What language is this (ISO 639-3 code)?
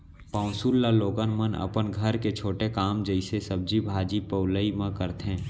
hne